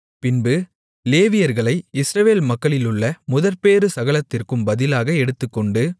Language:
Tamil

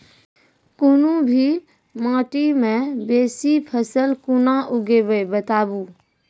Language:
Maithili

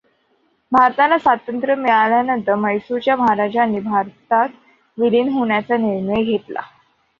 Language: Marathi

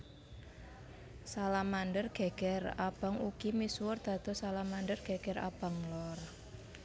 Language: Javanese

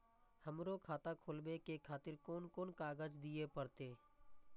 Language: Maithili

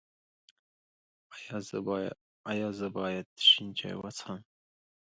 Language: Pashto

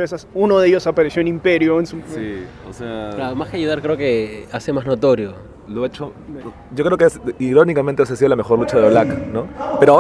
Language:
Spanish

